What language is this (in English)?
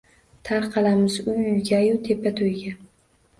Uzbek